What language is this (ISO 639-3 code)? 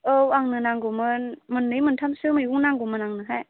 brx